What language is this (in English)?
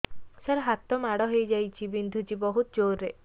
Odia